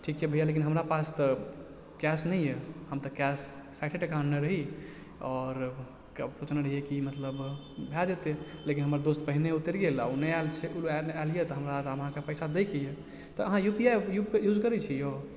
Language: Maithili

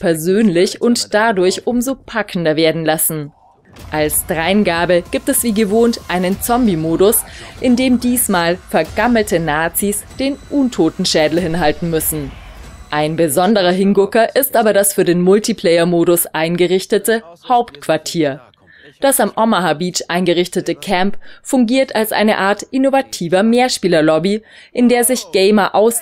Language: German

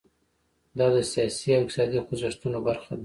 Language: Pashto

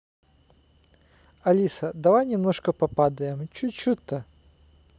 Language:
Russian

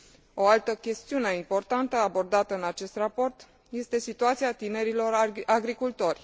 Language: Romanian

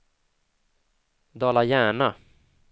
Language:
Swedish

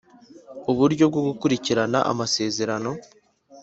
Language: Kinyarwanda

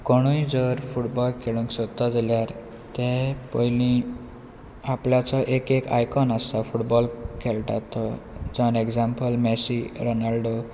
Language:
Konkani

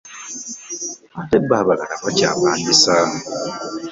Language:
Ganda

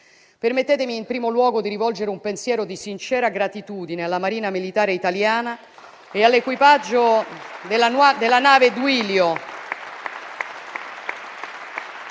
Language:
Italian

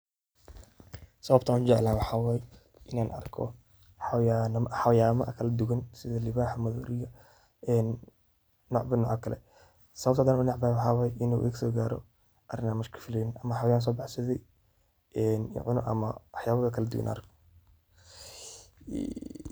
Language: Somali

